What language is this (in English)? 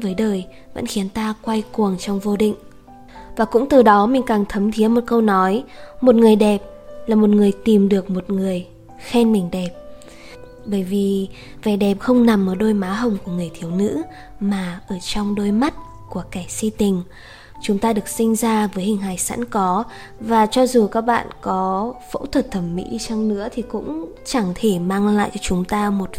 Vietnamese